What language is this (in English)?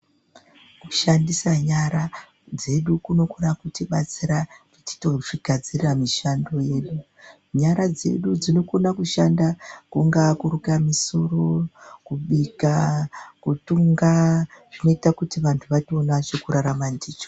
Ndau